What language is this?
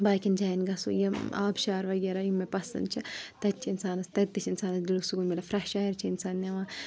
Kashmiri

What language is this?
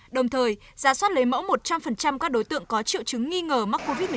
Vietnamese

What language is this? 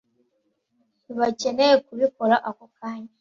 Kinyarwanda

